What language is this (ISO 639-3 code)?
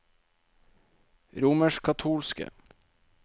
nor